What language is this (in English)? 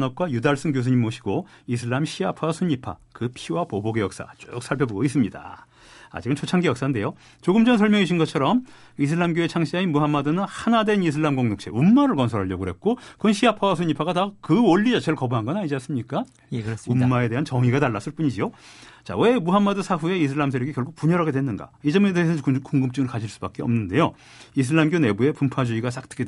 Korean